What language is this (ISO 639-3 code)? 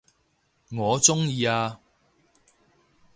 yue